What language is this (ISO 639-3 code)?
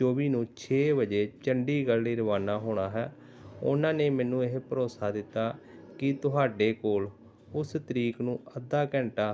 pan